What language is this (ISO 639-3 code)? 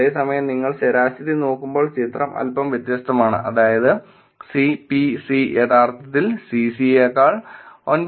mal